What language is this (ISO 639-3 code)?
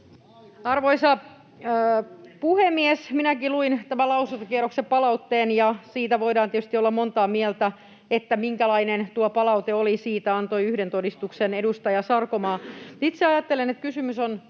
fin